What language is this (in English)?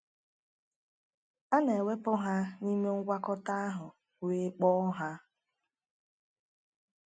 Igbo